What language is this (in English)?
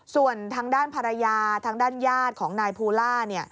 Thai